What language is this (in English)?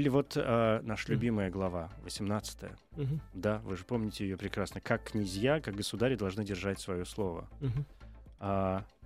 Russian